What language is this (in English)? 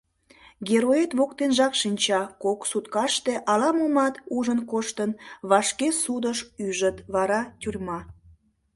Mari